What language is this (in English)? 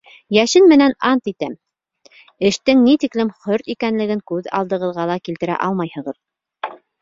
Bashkir